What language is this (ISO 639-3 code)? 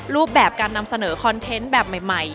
tha